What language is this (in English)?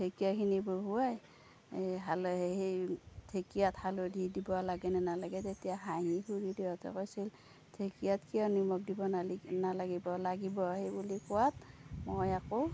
Assamese